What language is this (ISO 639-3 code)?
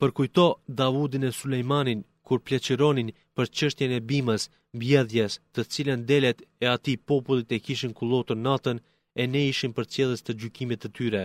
ell